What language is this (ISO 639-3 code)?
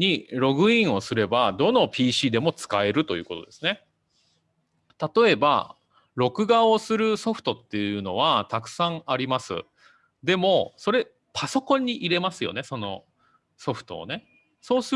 jpn